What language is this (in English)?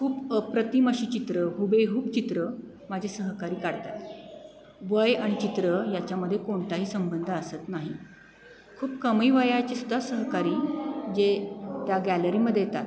Marathi